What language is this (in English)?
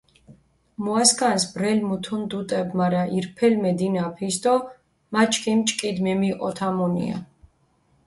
Mingrelian